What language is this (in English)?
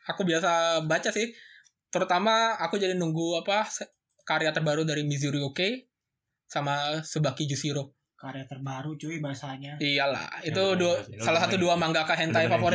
Indonesian